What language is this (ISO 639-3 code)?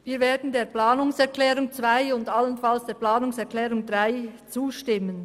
gsw